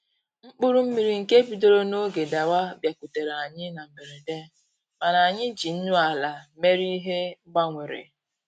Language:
Igbo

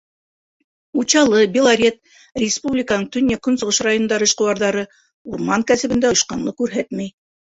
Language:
Bashkir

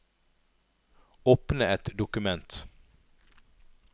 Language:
Norwegian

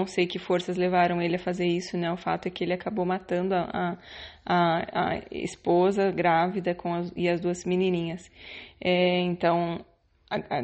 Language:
Portuguese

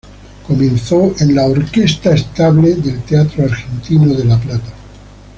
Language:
Spanish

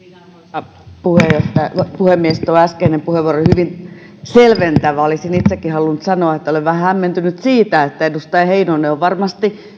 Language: Finnish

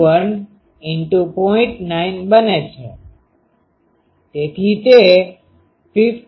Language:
Gujarati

